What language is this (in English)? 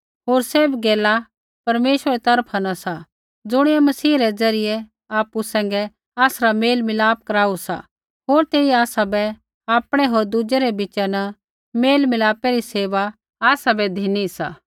Kullu Pahari